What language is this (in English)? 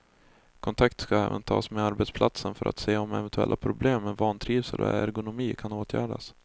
Swedish